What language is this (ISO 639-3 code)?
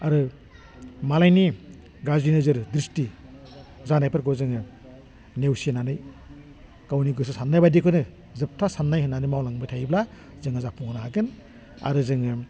brx